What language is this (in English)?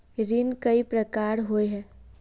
Magahi